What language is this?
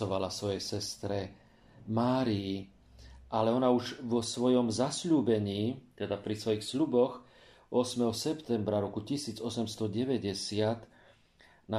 Slovak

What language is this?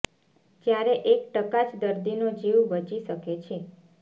Gujarati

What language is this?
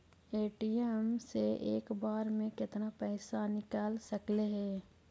Magahi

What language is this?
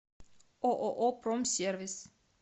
Russian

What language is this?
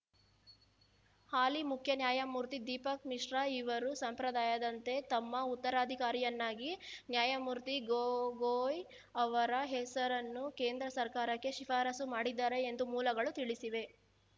Kannada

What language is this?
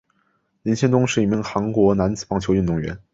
Chinese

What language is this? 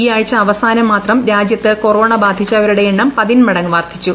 Malayalam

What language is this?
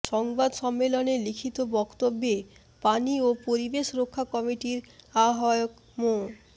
Bangla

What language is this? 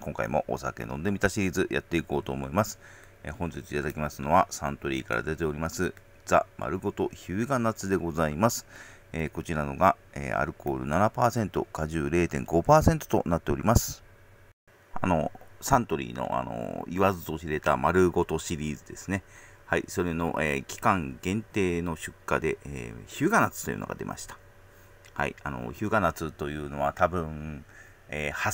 Japanese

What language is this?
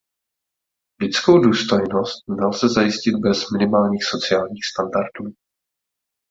Czech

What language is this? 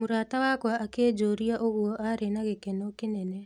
Kikuyu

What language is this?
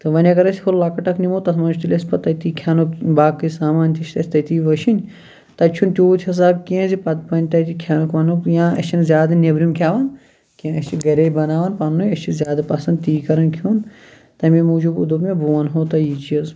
Kashmiri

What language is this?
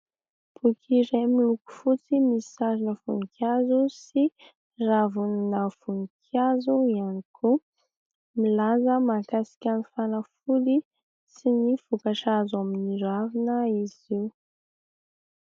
Malagasy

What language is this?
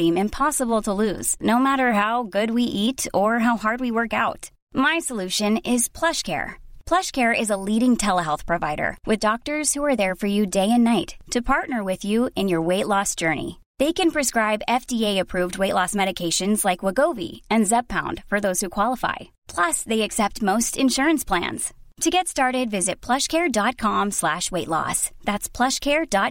Swedish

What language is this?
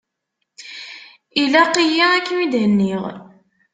Kabyle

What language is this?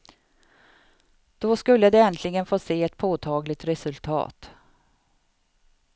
Swedish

